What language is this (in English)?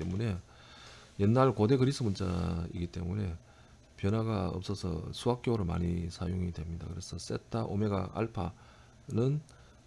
Korean